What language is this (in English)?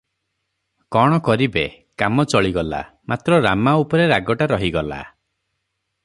Odia